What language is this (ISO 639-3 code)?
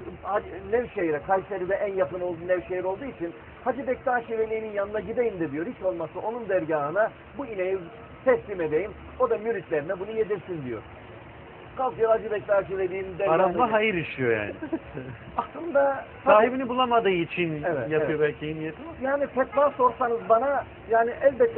tur